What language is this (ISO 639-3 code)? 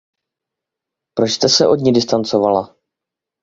ces